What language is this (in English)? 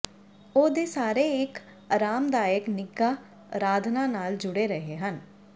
Punjabi